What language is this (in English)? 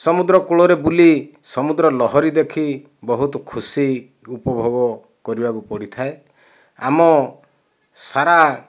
Odia